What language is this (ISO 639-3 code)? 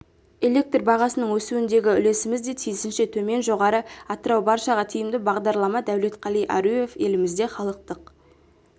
kaz